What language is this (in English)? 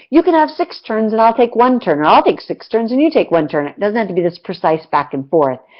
English